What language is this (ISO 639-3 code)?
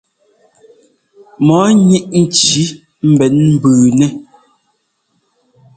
jgo